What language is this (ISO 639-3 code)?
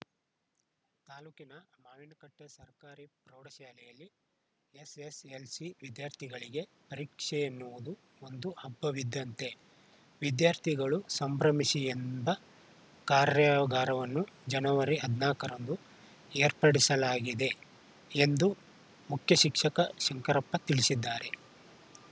kan